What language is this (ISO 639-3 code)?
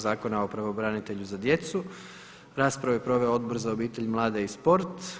hrv